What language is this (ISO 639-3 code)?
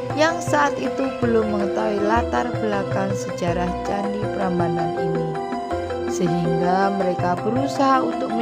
ind